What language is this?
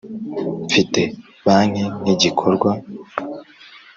Kinyarwanda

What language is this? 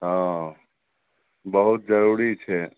Maithili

